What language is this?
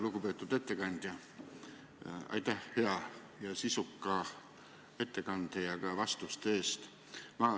Estonian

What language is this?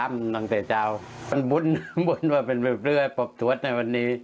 Thai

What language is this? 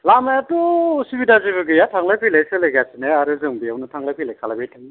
Bodo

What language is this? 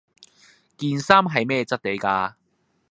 Cantonese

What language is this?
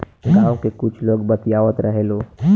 Bhojpuri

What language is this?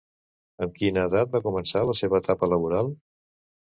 Catalan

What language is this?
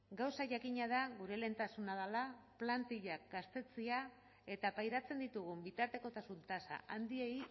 Basque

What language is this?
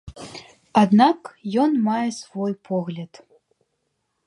Belarusian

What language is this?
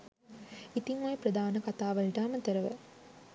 Sinhala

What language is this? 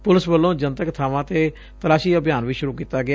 Punjabi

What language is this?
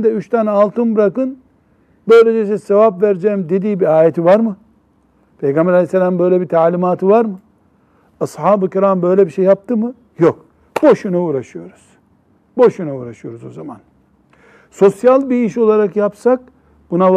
Turkish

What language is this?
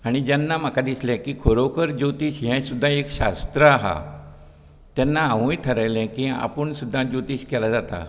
Konkani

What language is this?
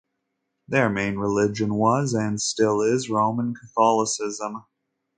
English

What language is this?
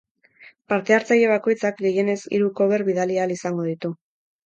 Basque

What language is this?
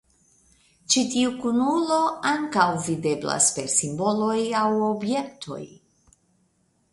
Esperanto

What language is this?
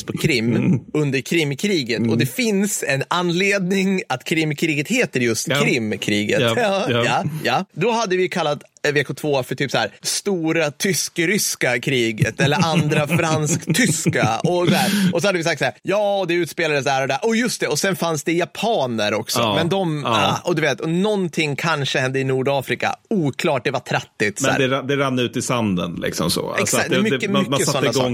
Swedish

